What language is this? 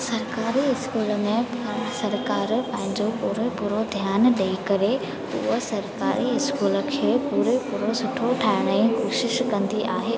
Sindhi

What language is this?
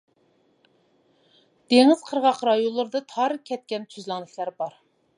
Uyghur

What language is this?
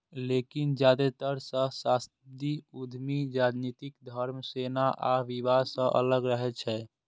Maithili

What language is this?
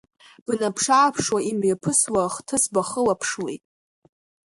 Abkhazian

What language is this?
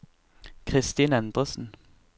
Norwegian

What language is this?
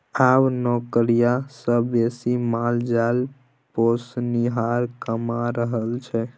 Maithili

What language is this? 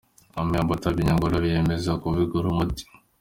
Kinyarwanda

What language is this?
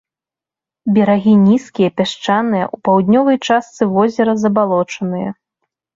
Belarusian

